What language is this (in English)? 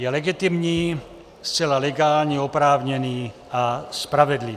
Czech